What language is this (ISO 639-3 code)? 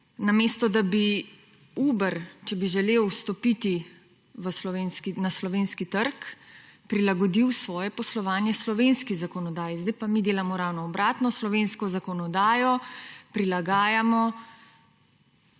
slv